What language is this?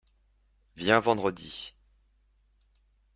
French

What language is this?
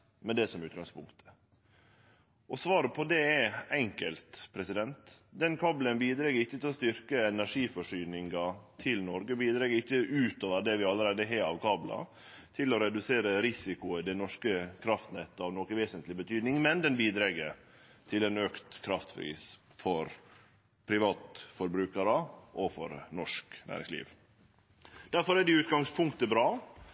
Norwegian Nynorsk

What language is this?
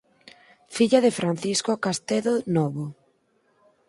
Galician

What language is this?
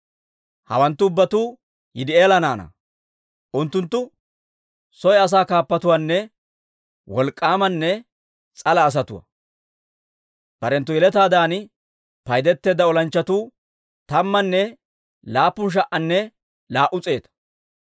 Dawro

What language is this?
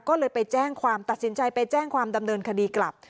Thai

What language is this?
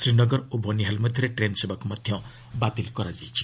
Odia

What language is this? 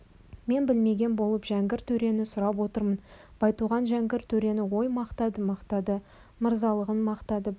Kazakh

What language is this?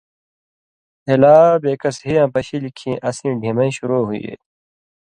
Indus Kohistani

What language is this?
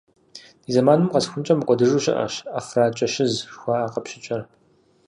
Kabardian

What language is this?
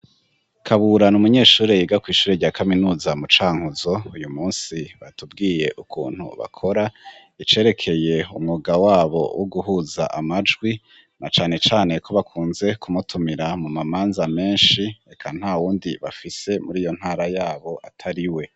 Rundi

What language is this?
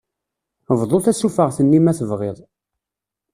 Kabyle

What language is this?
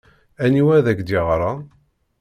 Kabyle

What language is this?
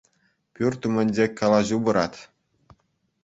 Chuvash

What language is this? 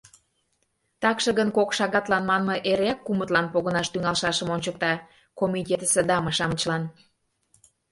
Mari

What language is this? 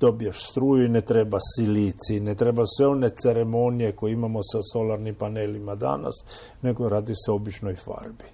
Croatian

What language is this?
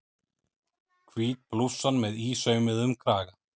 Icelandic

